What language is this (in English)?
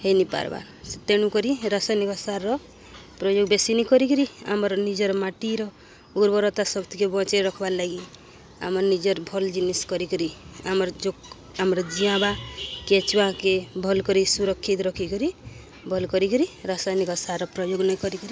Odia